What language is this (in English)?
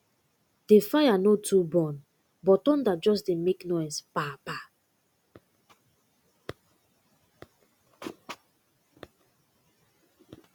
Nigerian Pidgin